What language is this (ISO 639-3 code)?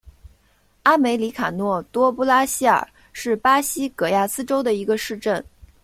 zho